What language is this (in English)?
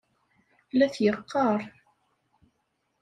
Kabyle